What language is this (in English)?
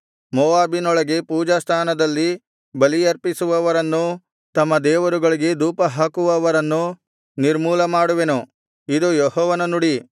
Kannada